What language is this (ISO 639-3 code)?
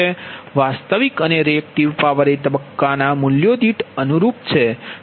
guj